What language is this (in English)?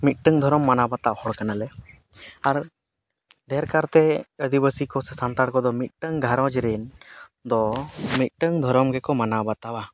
Santali